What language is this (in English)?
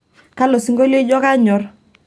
Masai